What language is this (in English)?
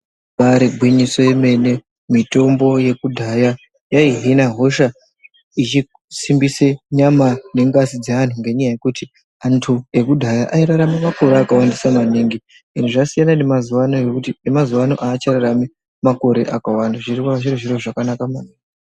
Ndau